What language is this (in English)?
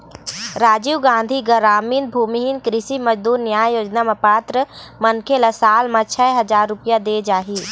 Chhattisgarhi